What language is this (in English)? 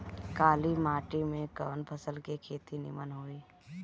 Bhojpuri